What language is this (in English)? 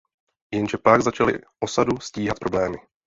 Czech